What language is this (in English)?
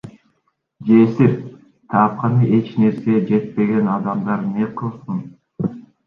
Kyrgyz